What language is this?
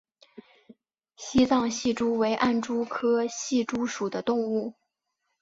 Chinese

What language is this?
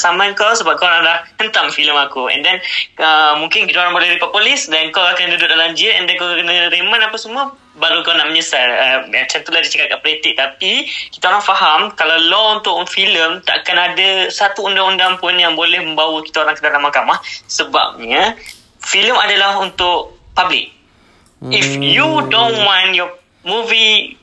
Malay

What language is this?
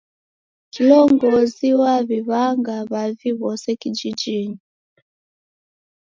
Taita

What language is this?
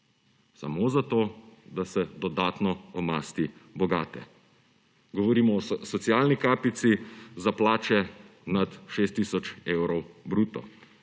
Slovenian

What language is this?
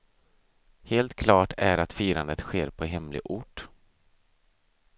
Swedish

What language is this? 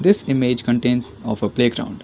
English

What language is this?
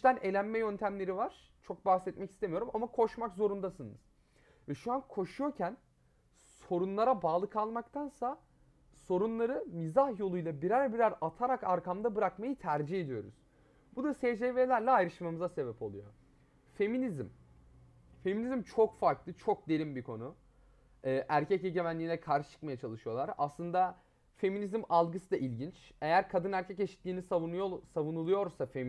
Turkish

